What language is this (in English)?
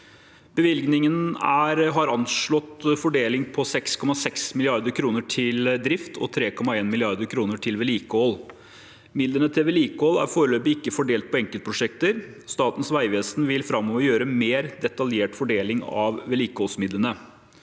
Norwegian